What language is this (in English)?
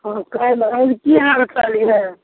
Maithili